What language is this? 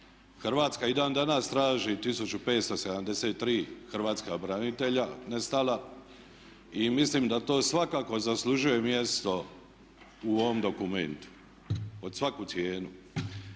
Croatian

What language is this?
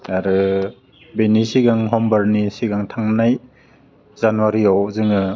Bodo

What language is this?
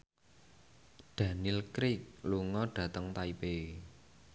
Javanese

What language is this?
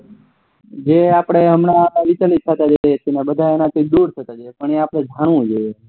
Gujarati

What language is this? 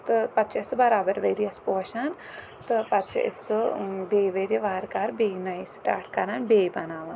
Kashmiri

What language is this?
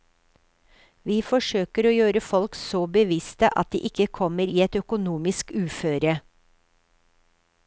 Norwegian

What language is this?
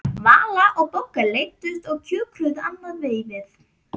Icelandic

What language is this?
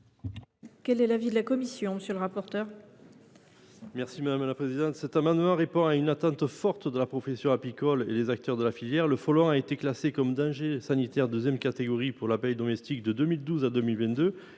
French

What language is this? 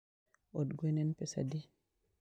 Luo (Kenya and Tanzania)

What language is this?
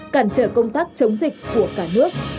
Vietnamese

